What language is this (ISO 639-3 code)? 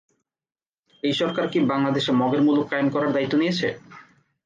ben